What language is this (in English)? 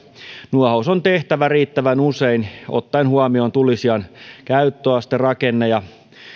Finnish